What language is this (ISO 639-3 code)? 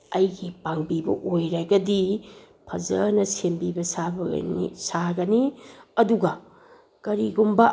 mni